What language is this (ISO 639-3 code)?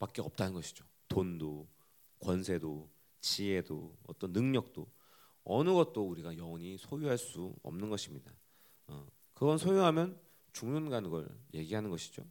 kor